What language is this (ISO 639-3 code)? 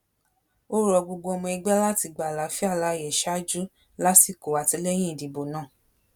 yor